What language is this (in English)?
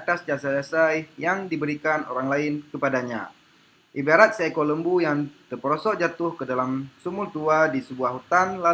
Indonesian